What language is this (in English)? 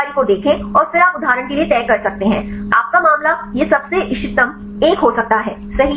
Hindi